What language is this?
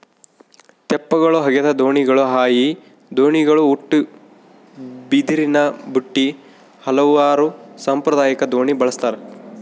Kannada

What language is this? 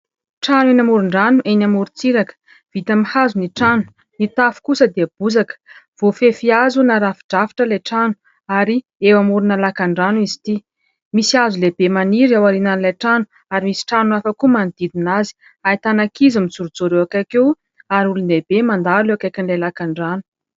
Malagasy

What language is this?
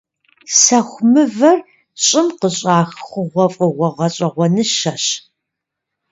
Kabardian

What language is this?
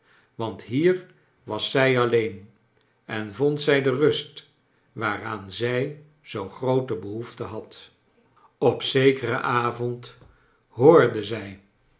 Dutch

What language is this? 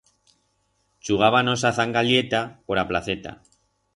Aragonese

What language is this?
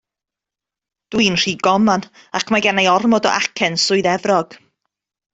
Welsh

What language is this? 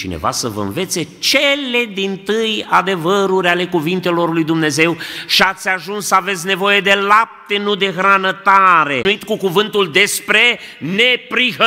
Romanian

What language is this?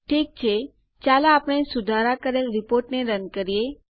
Gujarati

